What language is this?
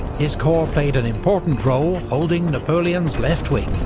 English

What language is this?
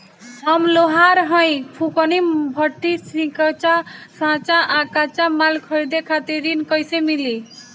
Bhojpuri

